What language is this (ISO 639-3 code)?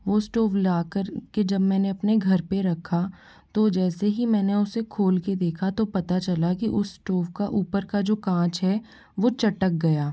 hin